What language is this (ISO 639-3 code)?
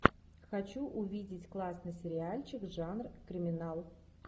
rus